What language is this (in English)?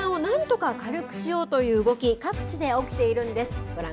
Japanese